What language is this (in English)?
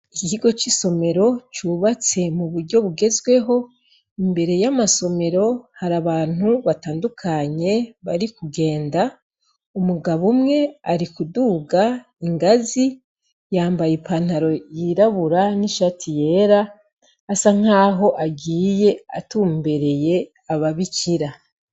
Rundi